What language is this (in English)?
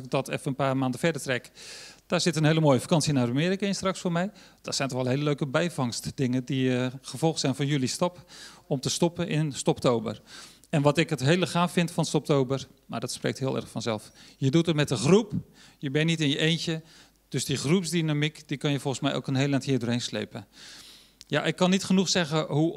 Dutch